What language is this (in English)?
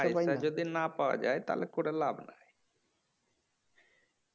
Bangla